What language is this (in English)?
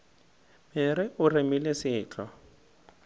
Northern Sotho